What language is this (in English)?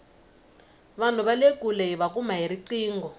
Tsonga